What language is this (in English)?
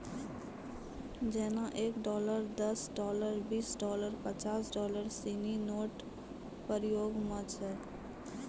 Maithili